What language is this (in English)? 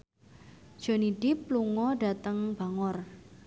Javanese